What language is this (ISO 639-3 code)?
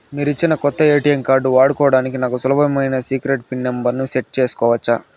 tel